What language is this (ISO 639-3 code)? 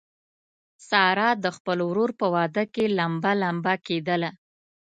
pus